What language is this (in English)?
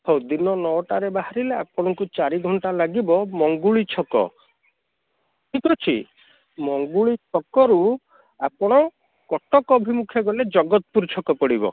Odia